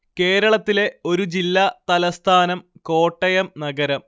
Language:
Malayalam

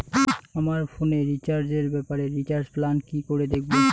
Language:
Bangla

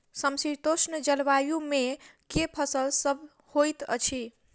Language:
Maithili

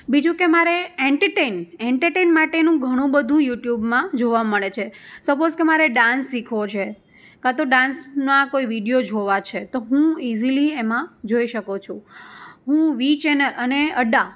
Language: Gujarati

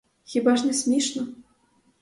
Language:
Ukrainian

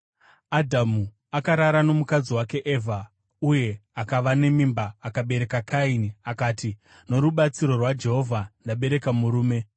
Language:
Shona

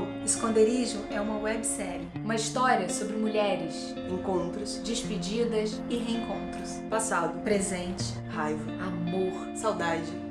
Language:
Portuguese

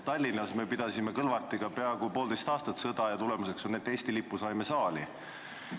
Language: Estonian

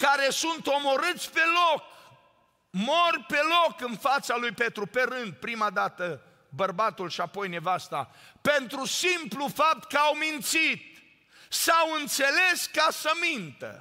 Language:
Romanian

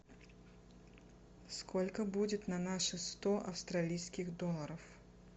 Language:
Russian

